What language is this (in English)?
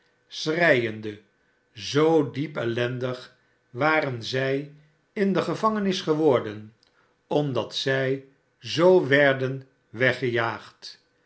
Dutch